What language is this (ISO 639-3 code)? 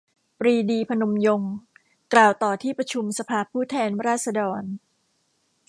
tha